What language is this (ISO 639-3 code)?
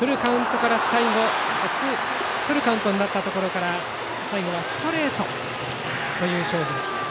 jpn